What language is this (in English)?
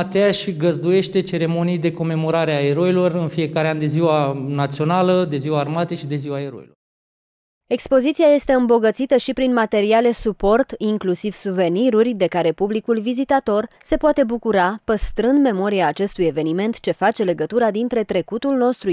Romanian